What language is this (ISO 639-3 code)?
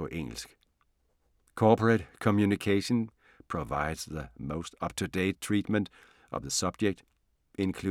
dan